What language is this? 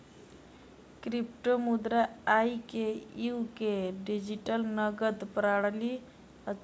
Maithili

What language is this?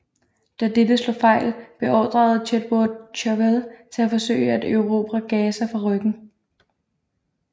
Danish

